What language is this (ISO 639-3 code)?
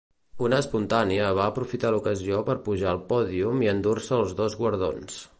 cat